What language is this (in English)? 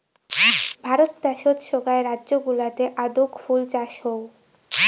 Bangla